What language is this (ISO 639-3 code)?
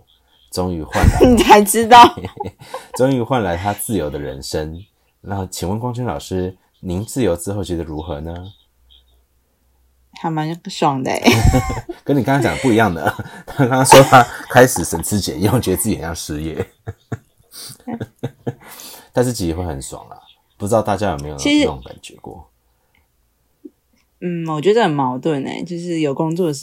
zho